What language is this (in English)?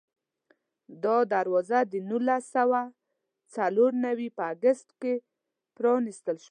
Pashto